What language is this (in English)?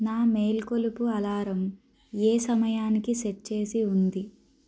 Telugu